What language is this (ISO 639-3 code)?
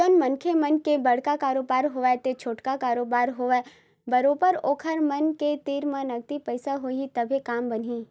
hne